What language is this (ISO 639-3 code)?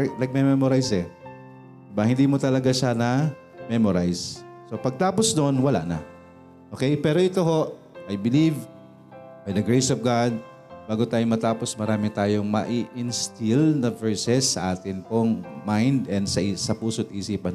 fil